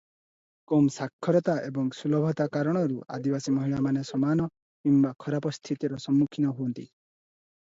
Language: Odia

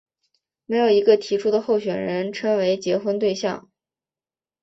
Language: Chinese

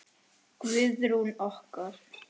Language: Icelandic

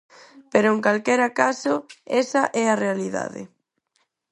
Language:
Galician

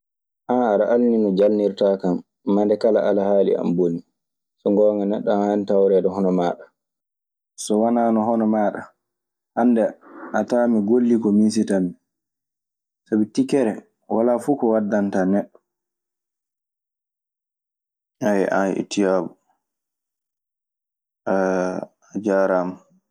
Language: Maasina Fulfulde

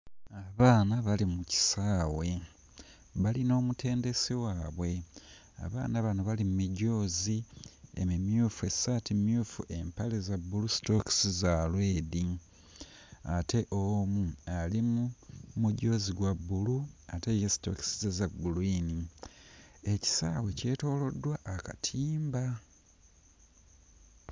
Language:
Ganda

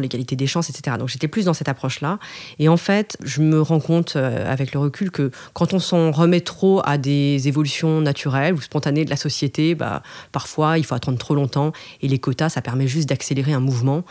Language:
French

